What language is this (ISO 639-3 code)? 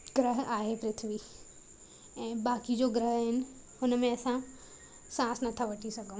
snd